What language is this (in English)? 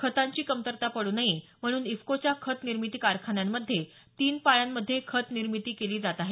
Marathi